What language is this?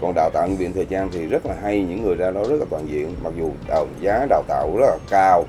Vietnamese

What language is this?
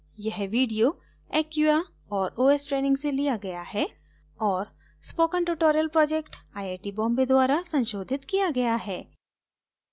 Hindi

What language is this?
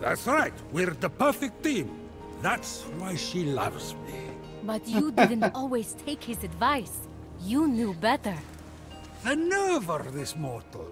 Turkish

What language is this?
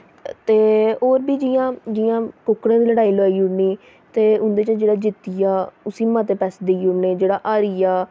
Dogri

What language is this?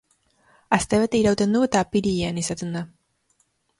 Basque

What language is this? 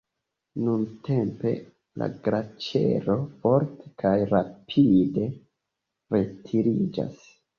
Esperanto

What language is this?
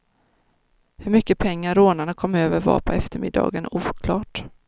Swedish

